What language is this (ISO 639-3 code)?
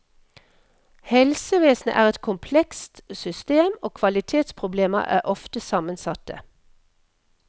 nor